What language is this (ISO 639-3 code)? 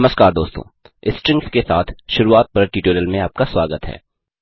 hin